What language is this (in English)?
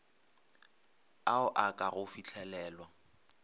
Northern Sotho